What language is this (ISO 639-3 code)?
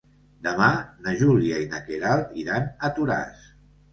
cat